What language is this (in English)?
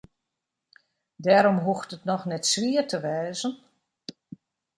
Western Frisian